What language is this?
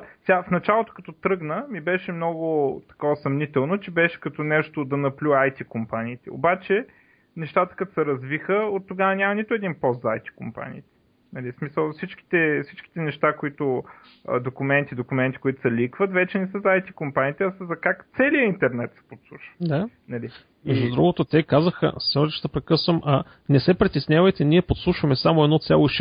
Bulgarian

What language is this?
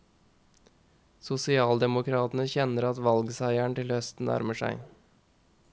Norwegian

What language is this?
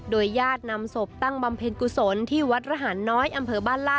Thai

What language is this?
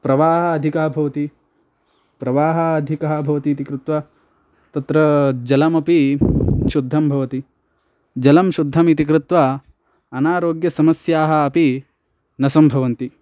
Sanskrit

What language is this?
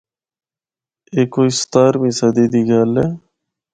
Northern Hindko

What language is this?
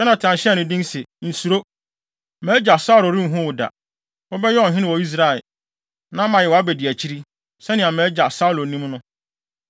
Akan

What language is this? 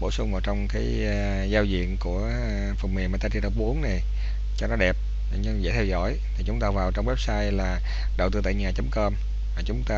Vietnamese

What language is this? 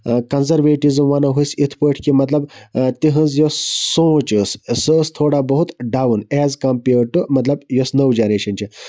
Kashmiri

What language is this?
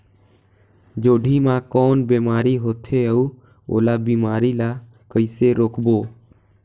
Chhattisgarhi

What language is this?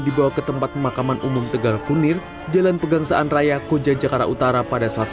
Indonesian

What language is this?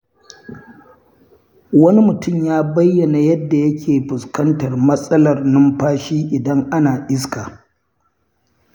Hausa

